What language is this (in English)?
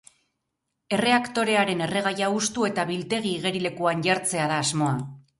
Basque